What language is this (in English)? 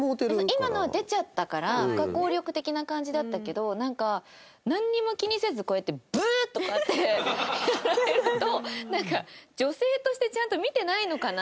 Japanese